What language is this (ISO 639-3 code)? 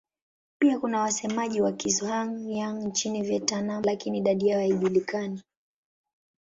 swa